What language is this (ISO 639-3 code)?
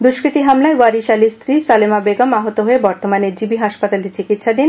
ben